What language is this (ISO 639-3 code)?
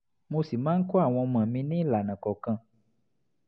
yor